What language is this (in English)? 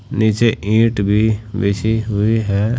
Hindi